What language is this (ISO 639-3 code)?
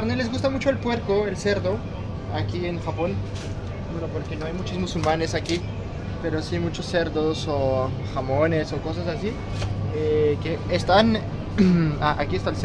spa